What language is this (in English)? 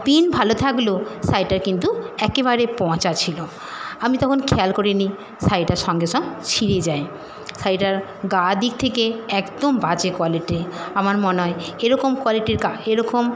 Bangla